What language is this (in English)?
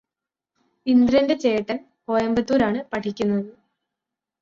Malayalam